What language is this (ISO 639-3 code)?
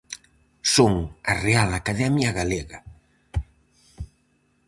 glg